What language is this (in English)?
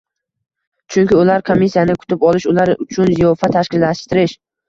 Uzbek